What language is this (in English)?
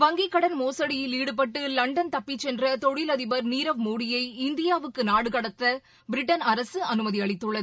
Tamil